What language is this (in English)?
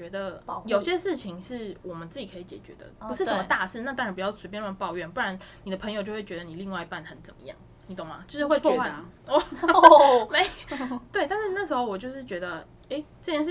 Chinese